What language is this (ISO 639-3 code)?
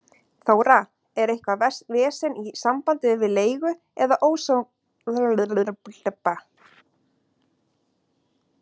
isl